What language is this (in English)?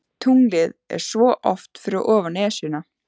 Icelandic